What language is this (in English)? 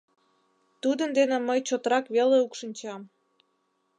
Mari